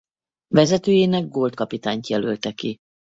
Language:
Hungarian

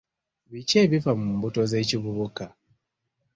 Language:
Ganda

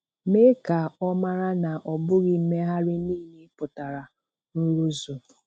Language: Igbo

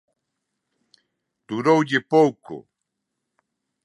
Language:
Galician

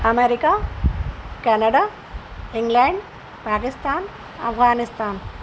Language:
Urdu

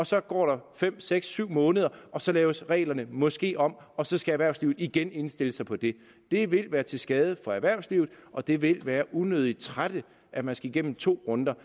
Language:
Danish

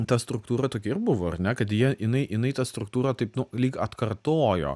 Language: Lithuanian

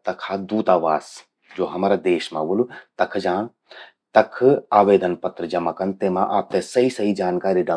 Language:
Garhwali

